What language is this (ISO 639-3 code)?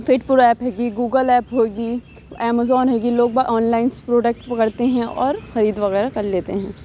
urd